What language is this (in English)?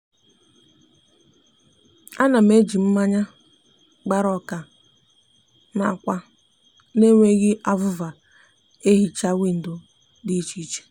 Igbo